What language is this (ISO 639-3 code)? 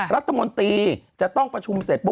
tha